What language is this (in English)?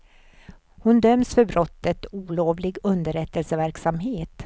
Swedish